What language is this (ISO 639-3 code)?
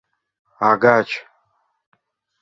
chm